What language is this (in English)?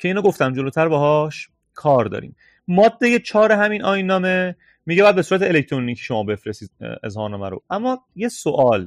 Persian